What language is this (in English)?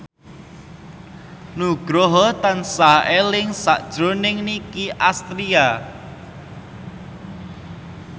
Javanese